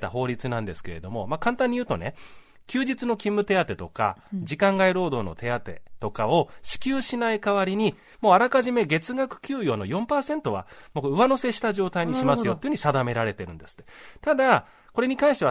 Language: Japanese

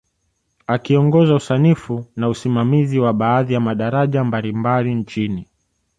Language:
Swahili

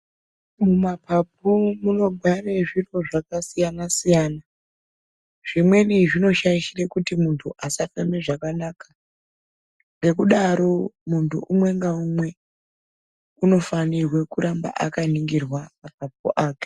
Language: Ndau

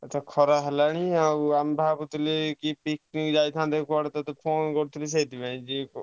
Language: Odia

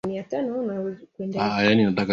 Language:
Swahili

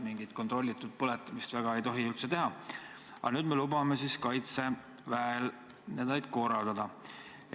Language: Estonian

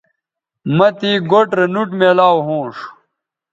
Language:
Bateri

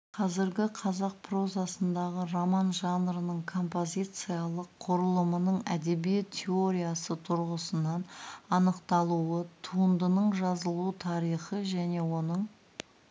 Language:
Kazakh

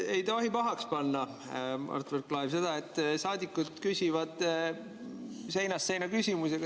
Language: Estonian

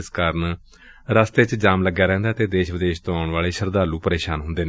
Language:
Punjabi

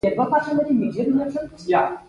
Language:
Pashto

